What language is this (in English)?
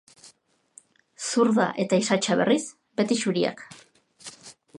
Basque